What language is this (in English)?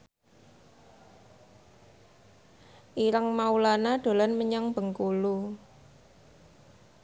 Javanese